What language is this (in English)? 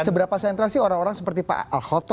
Indonesian